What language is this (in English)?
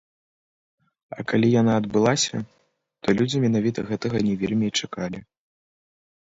Belarusian